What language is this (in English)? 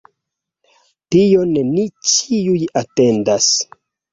Esperanto